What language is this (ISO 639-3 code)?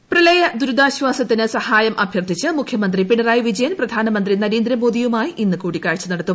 mal